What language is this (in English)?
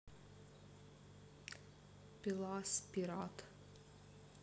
Russian